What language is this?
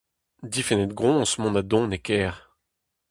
Breton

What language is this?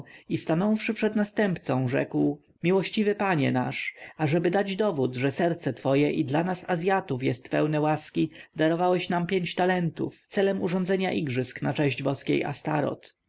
Polish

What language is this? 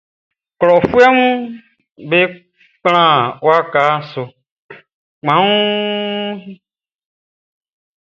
Baoulé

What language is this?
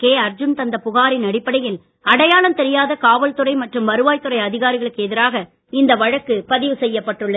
Tamil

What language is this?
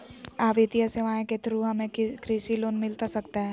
Magahi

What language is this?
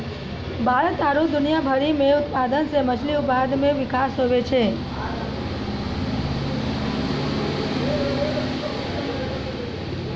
Maithili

